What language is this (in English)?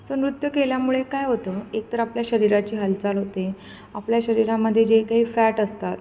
Marathi